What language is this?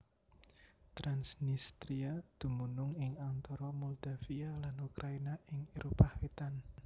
Javanese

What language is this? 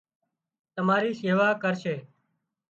Wadiyara Koli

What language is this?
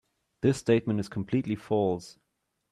English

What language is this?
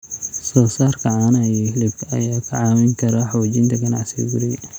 Somali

